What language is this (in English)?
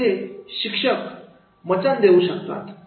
Marathi